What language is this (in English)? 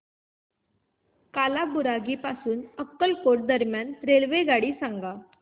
Marathi